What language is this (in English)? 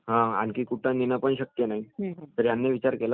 Marathi